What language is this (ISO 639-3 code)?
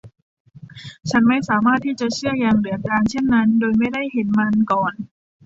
tha